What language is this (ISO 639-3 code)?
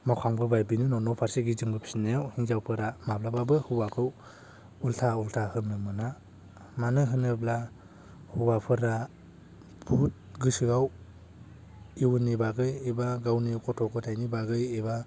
brx